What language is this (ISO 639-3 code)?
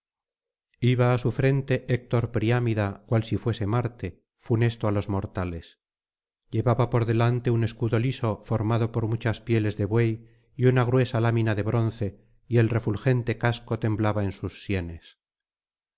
spa